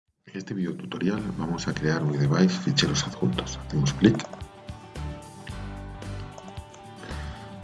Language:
Spanish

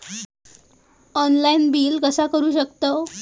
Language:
Marathi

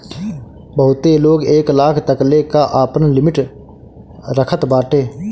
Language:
Bhojpuri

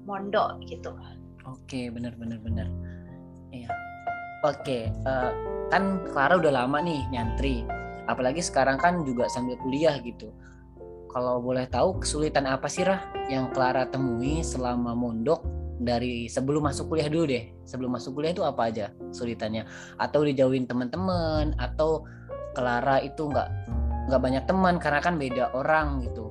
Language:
Indonesian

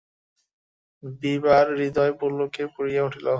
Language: Bangla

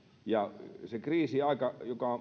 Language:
Finnish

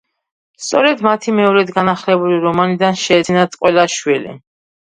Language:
Georgian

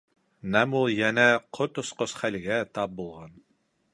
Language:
Bashkir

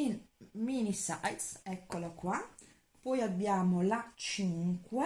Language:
Italian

